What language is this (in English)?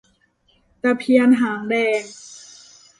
Thai